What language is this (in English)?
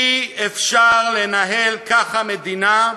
Hebrew